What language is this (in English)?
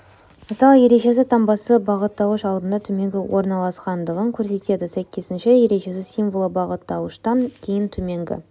Kazakh